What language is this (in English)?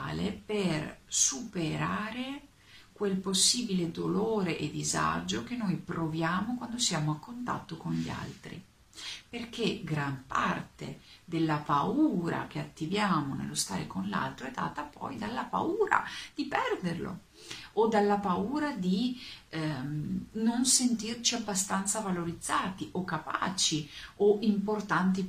Italian